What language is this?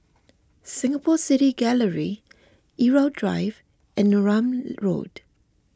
English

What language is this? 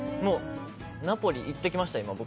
Japanese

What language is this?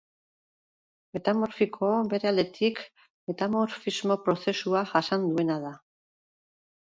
Basque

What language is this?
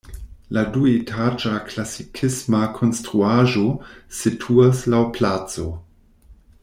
Esperanto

